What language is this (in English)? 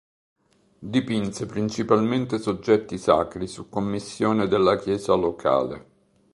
Italian